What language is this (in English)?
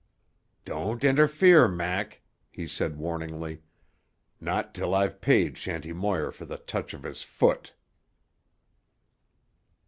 English